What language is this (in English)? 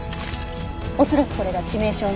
Japanese